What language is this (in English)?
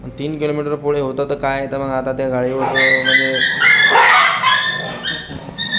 Marathi